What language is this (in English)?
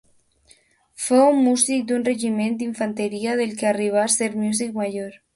Catalan